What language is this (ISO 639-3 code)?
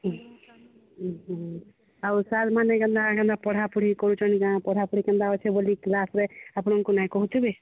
ori